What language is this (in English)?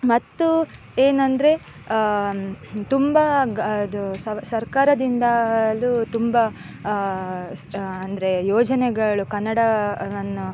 Kannada